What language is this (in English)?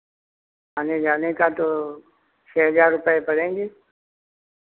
Hindi